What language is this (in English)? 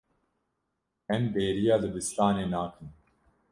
Kurdish